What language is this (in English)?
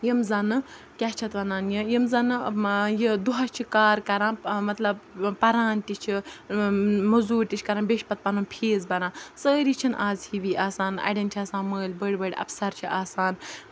Kashmiri